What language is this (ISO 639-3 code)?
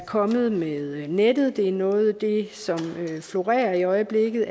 dan